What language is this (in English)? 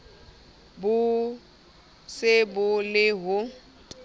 Southern Sotho